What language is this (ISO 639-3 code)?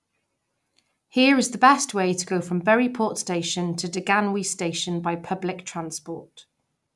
eng